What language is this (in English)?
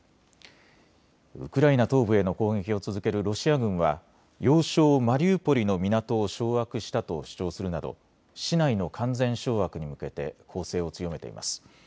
Japanese